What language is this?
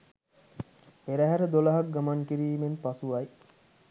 Sinhala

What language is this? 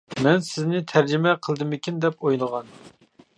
Uyghur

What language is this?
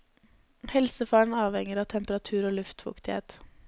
Norwegian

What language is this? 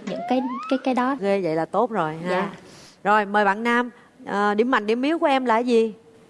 Vietnamese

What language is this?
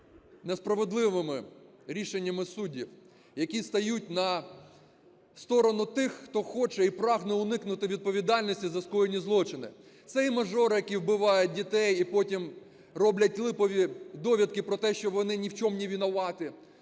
Ukrainian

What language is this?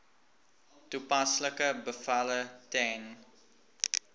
Afrikaans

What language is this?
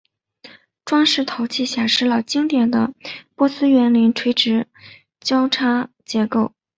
Chinese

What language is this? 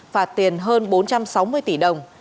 Vietnamese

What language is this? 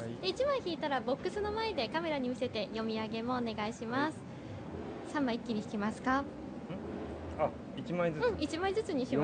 Japanese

